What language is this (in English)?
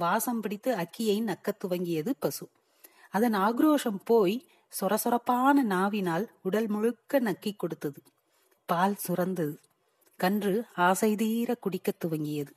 Tamil